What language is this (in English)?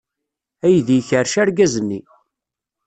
Kabyle